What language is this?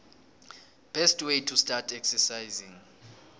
South Ndebele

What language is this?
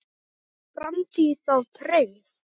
Icelandic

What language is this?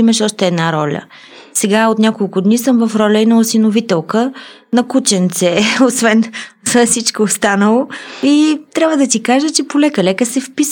Bulgarian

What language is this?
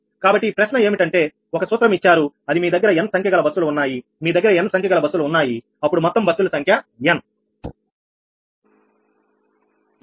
Telugu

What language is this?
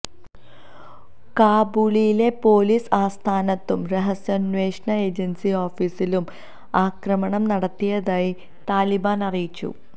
Malayalam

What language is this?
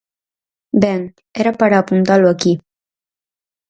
Galician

